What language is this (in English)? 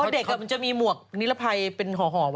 Thai